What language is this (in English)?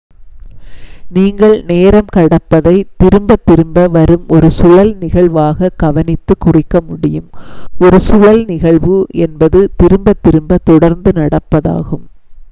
Tamil